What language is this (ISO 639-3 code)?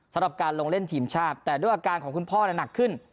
tha